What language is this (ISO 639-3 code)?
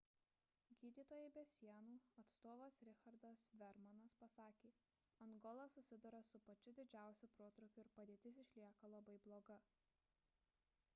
lit